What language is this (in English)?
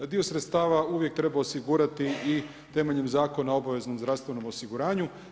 Croatian